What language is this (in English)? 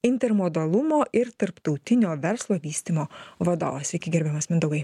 Lithuanian